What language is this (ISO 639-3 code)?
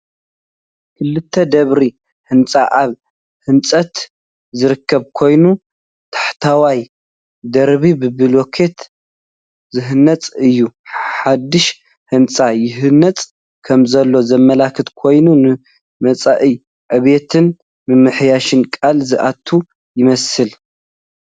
tir